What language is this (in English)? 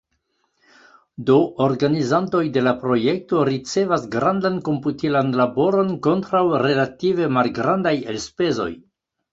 Esperanto